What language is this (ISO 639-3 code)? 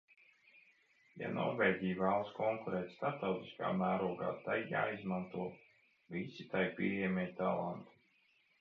lav